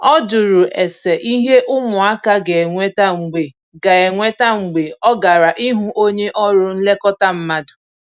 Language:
Igbo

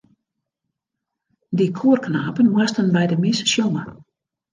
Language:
Western Frisian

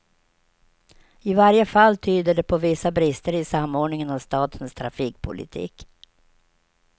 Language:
Swedish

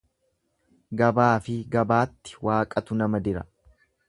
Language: Oromo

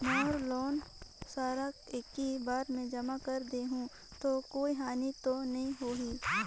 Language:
Chhattisgarhi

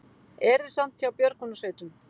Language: Icelandic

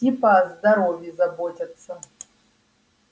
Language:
Russian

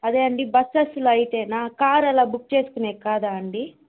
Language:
Telugu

